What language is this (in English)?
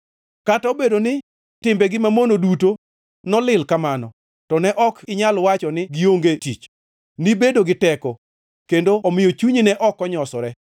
Luo (Kenya and Tanzania)